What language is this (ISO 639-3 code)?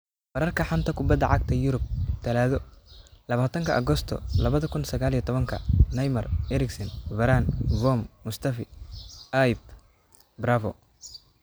som